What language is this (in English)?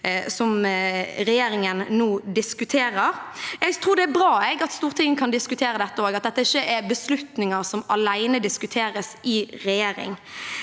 Norwegian